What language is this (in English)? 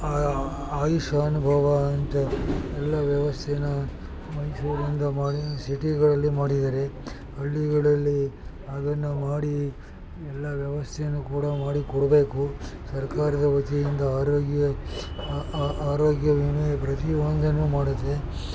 Kannada